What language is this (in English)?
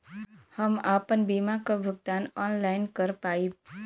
Bhojpuri